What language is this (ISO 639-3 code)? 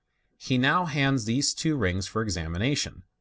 eng